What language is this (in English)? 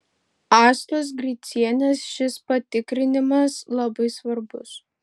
Lithuanian